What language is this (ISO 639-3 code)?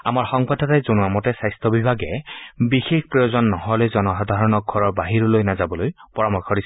asm